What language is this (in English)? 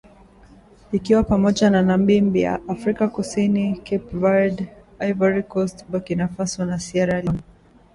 Swahili